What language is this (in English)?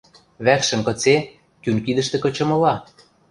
Western Mari